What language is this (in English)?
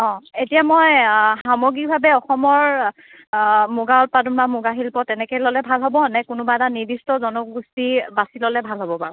Assamese